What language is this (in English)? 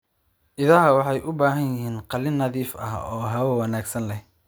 Somali